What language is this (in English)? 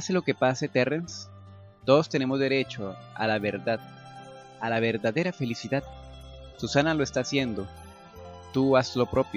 Spanish